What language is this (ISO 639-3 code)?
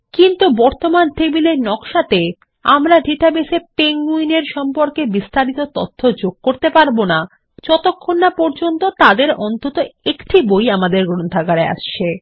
ben